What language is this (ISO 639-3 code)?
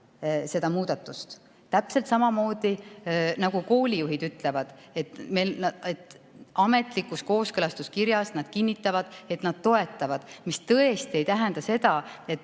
est